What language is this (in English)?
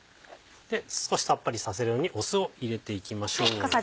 Japanese